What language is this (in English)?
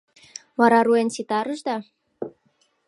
Mari